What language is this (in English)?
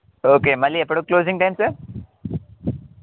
Telugu